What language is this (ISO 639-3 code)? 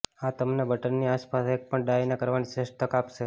guj